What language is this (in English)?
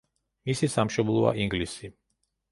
Georgian